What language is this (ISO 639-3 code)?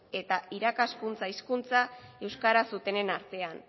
eus